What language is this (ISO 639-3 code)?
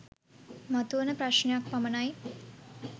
sin